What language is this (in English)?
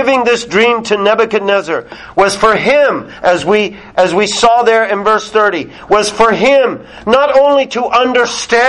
English